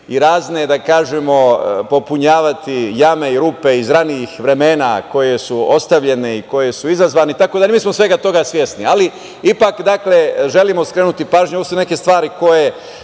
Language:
Serbian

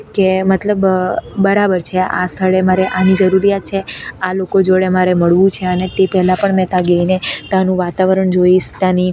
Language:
Gujarati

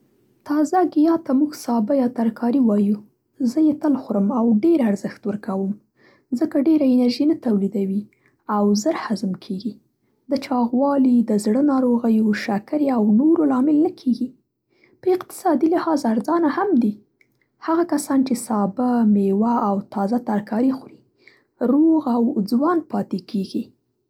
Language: Central Pashto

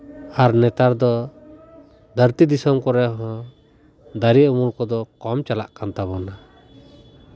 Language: Santali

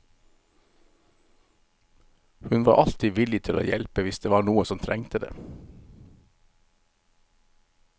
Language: Norwegian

